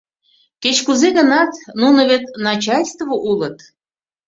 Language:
Mari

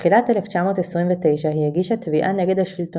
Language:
Hebrew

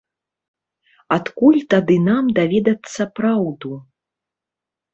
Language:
Belarusian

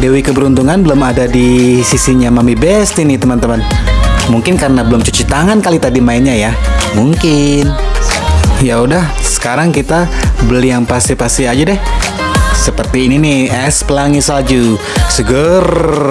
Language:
Indonesian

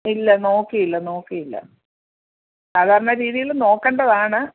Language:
Malayalam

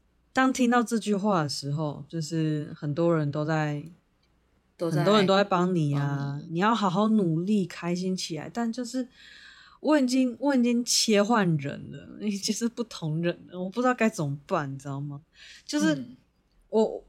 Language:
Chinese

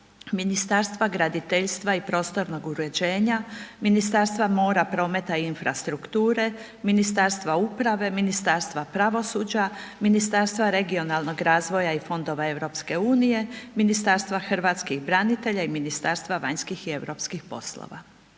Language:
Croatian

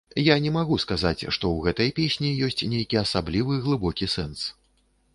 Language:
Belarusian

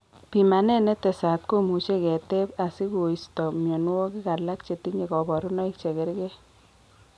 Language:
Kalenjin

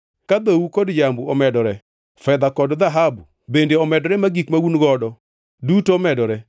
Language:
Luo (Kenya and Tanzania)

